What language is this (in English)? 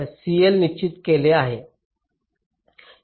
Marathi